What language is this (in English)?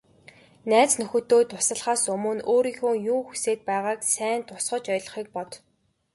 Mongolian